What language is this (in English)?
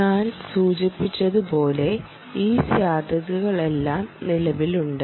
Malayalam